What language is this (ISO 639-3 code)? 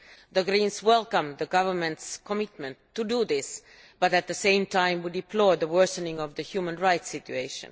eng